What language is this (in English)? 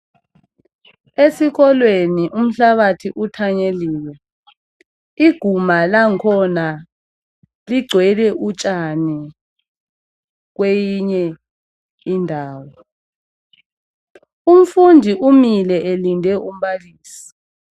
North Ndebele